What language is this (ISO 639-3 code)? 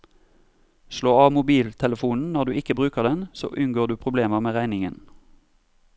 nor